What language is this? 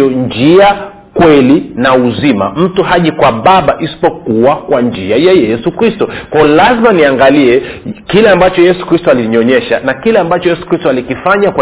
Swahili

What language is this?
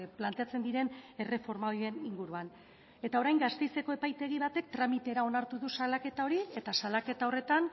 Basque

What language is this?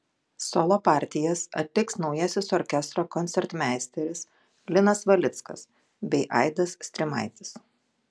Lithuanian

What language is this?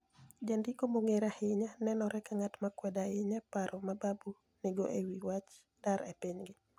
Luo (Kenya and Tanzania)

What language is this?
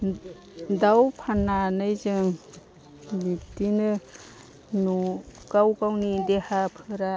Bodo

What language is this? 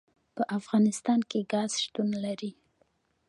Pashto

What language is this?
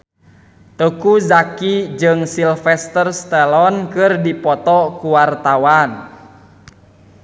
Sundanese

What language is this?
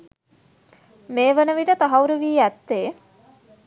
Sinhala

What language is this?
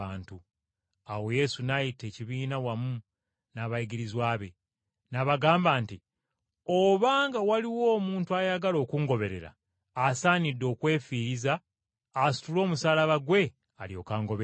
Ganda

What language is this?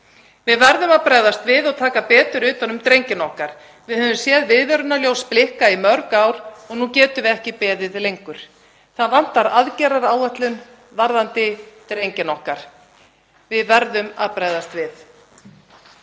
Icelandic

